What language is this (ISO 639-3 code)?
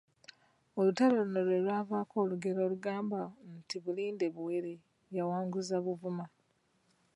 lug